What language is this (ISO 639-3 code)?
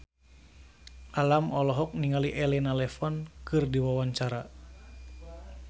sun